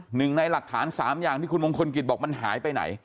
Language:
Thai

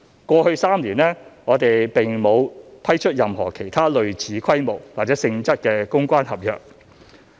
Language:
Cantonese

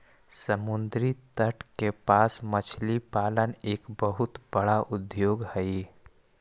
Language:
Magahi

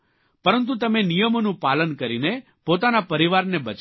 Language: Gujarati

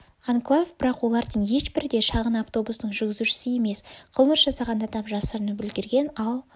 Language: Kazakh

